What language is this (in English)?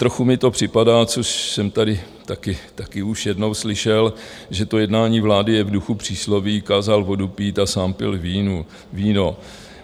Czech